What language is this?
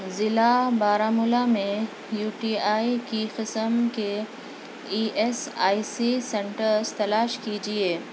Urdu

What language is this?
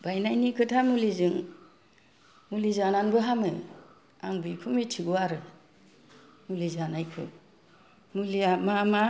Bodo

